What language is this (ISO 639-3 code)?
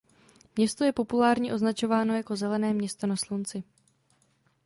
ces